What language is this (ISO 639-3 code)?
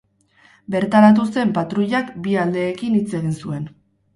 eus